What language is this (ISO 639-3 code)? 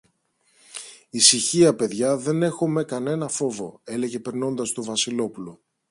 ell